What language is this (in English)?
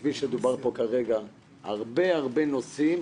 Hebrew